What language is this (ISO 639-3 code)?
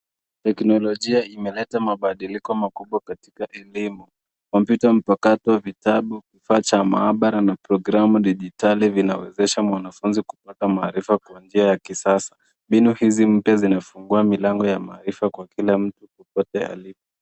swa